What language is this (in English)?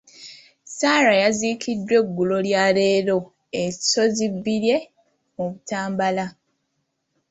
Ganda